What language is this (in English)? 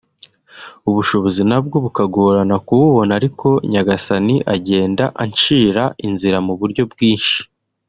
Kinyarwanda